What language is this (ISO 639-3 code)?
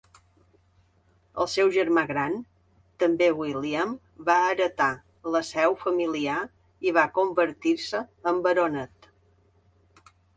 cat